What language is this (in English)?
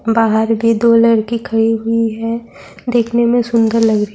Urdu